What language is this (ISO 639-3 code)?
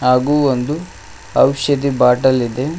kan